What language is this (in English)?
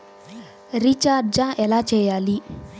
Telugu